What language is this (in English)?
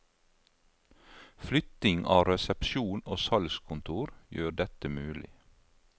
Norwegian